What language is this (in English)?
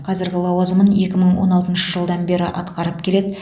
Kazakh